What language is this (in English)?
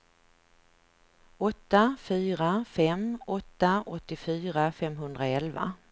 Swedish